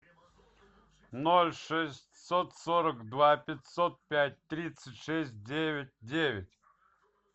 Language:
Russian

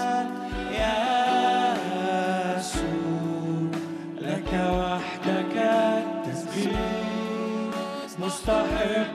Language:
Arabic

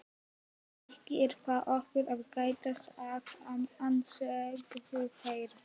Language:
Icelandic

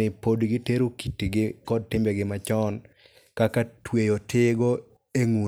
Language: Luo (Kenya and Tanzania)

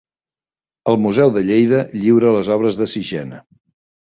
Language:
Catalan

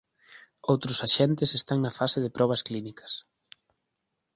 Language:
Galician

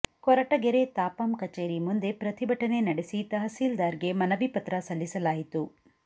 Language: Kannada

